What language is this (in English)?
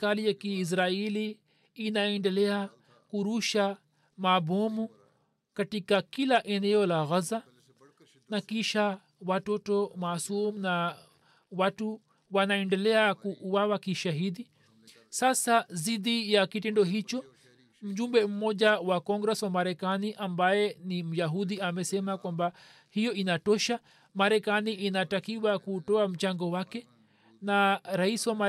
Swahili